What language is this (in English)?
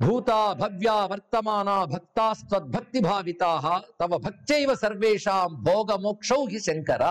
Telugu